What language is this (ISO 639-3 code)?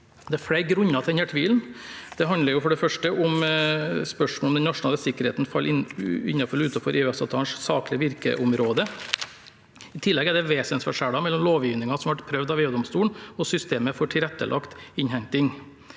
nor